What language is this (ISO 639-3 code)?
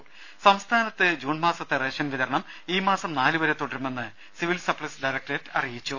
mal